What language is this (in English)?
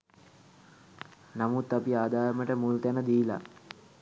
Sinhala